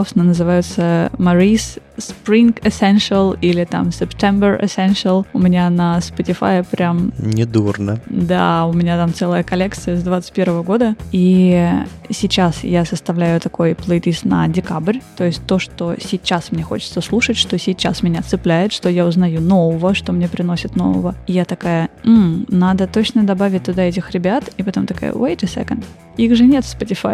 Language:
Russian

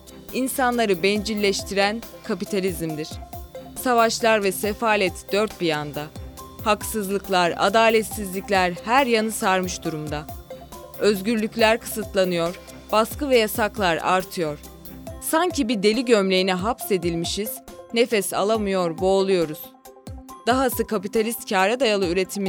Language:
Turkish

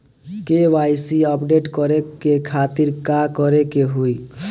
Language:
Bhojpuri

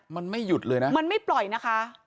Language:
Thai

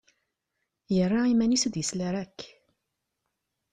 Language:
Kabyle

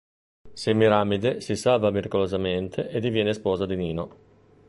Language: Italian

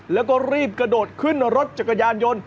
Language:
Thai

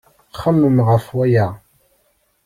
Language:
Kabyle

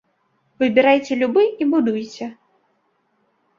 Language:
Belarusian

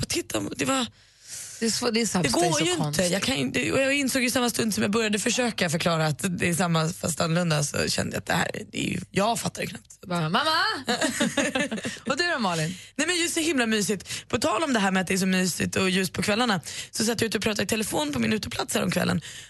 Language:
Swedish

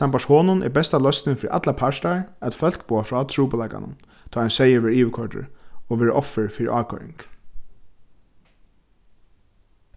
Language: Faroese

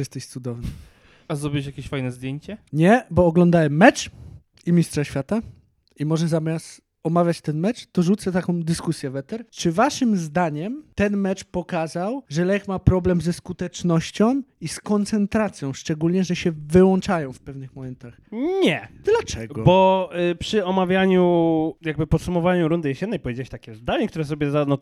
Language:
Polish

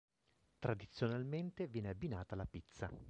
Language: Italian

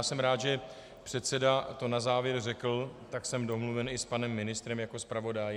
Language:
Czech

